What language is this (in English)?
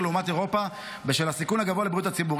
Hebrew